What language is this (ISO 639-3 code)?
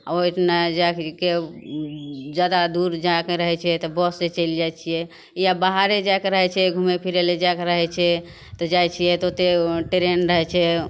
mai